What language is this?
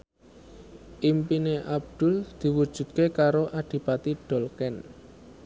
Javanese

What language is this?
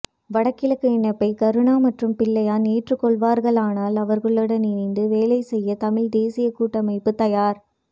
Tamil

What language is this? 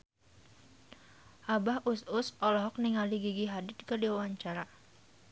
Sundanese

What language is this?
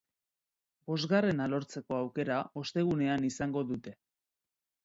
Basque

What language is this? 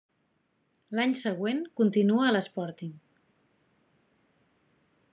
Catalan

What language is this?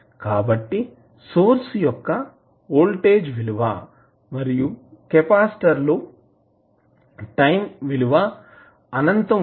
Telugu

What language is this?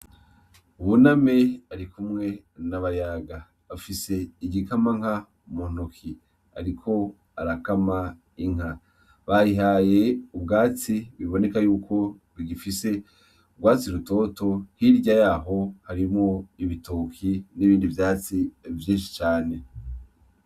Rundi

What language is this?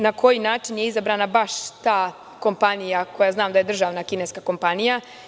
Serbian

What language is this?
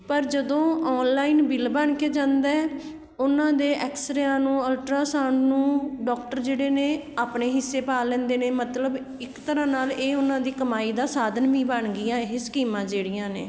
Punjabi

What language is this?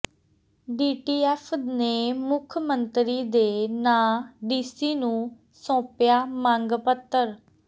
Punjabi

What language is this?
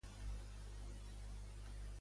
Catalan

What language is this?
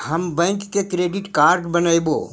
Magahi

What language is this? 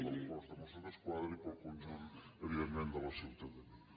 Catalan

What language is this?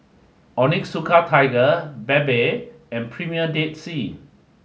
English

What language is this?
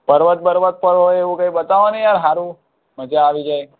Gujarati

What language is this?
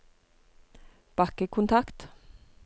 Norwegian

